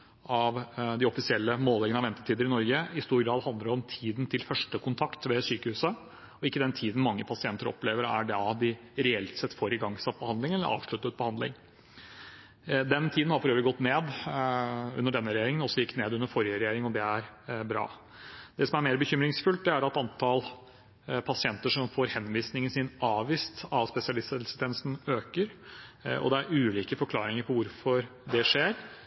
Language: Norwegian Bokmål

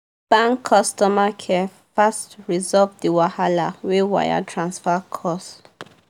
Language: Nigerian Pidgin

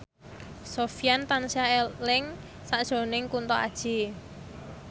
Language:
Javanese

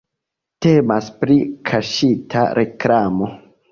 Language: Esperanto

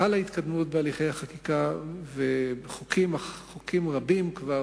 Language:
Hebrew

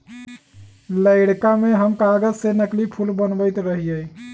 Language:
Magahi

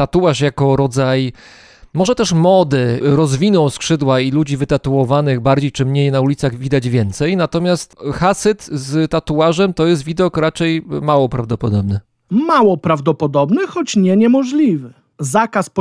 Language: Polish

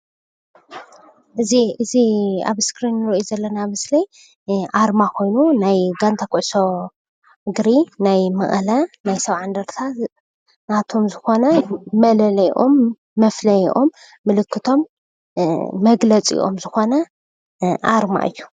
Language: Tigrinya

